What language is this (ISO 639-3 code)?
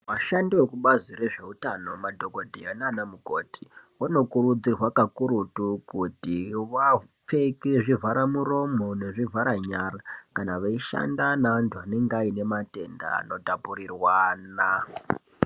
ndc